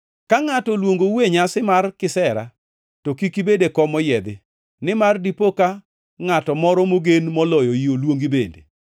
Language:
Luo (Kenya and Tanzania)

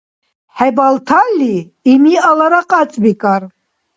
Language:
Dargwa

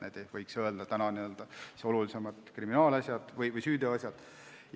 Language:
Estonian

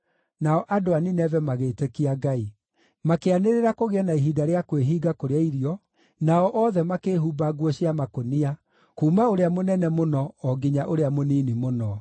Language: Kikuyu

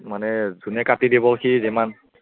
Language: Assamese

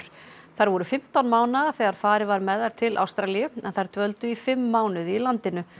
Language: Icelandic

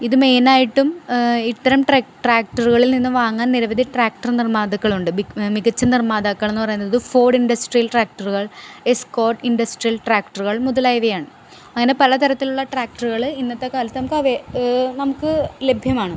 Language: Malayalam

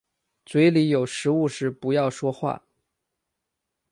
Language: Chinese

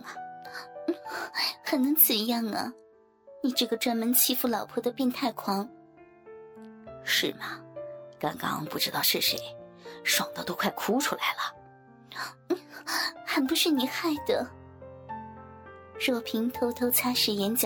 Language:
Chinese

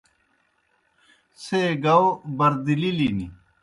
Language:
Kohistani Shina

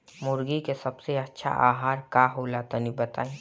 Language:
Bhojpuri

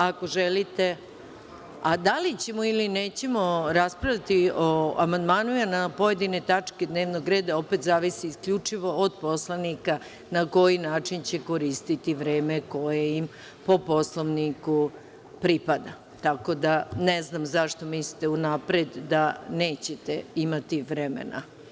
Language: Serbian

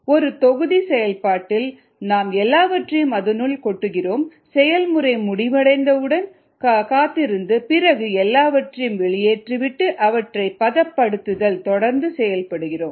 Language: Tamil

